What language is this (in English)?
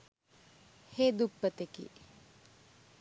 Sinhala